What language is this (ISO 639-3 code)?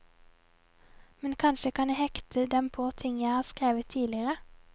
nor